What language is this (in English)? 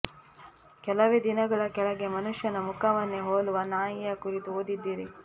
Kannada